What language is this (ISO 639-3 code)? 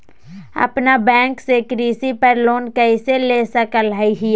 mag